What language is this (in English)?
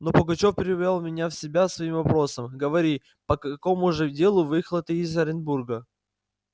Russian